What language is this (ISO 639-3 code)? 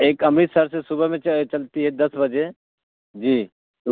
urd